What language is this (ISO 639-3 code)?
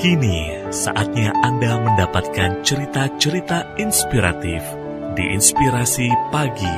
ind